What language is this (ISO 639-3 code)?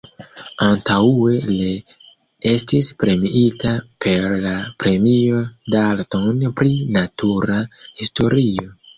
epo